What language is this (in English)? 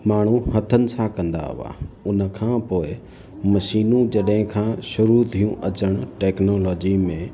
Sindhi